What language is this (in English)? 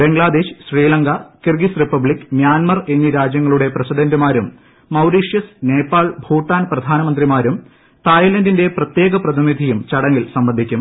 Malayalam